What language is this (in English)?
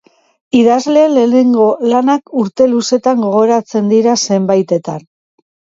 Basque